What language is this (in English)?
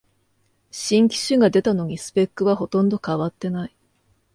Japanese